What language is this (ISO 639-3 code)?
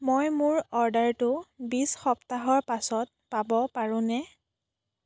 asm